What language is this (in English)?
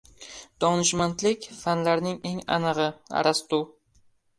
Uzbek